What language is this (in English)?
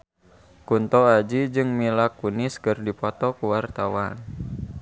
Sundanese